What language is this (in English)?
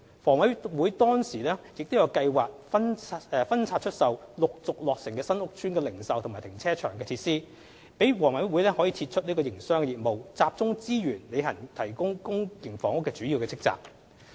Cantonese